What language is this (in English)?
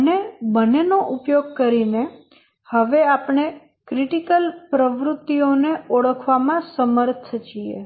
Gujarati